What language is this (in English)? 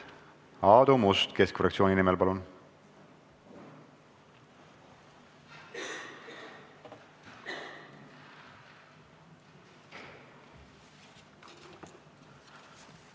Estonian